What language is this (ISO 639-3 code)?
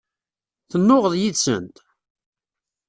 kab